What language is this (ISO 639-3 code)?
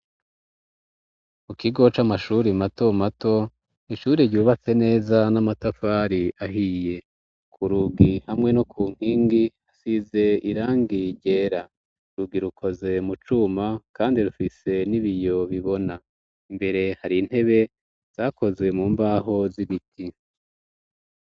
run